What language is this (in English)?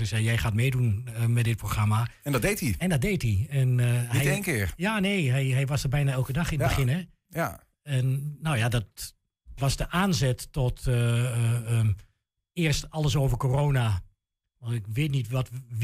Dutch